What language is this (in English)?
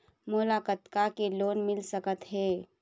Chhattisgarhi